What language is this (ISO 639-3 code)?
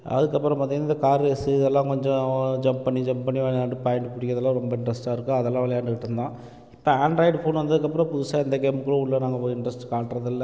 tam